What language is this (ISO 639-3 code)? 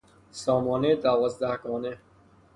fas